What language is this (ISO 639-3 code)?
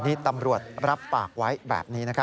tha